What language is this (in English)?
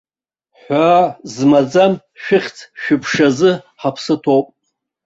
Abkhazian